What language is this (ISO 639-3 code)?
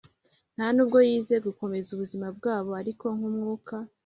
kin